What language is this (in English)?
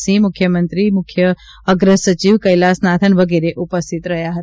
Gujarati